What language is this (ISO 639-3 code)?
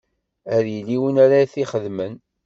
kab